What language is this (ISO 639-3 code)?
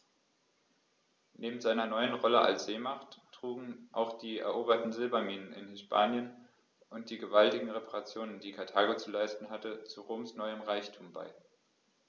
deu